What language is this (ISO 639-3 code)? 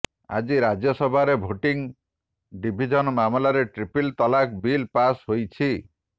ori